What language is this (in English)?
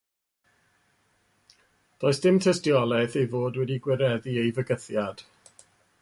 Welsh